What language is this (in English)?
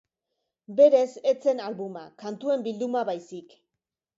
Basque